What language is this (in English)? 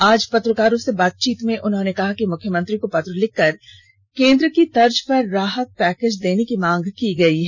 Hindi